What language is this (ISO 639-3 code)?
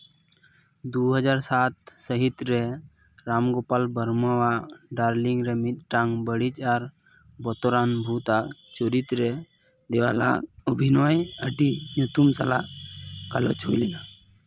sat